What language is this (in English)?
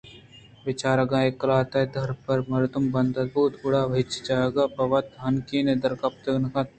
Eastern Balochi